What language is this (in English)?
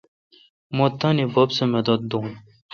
Kalkoti